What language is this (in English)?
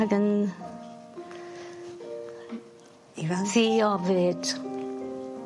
Welsh